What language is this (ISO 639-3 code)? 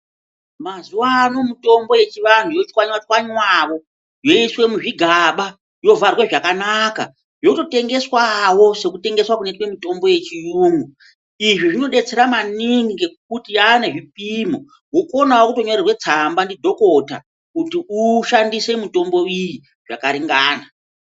ndc